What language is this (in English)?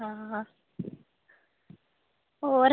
Dogri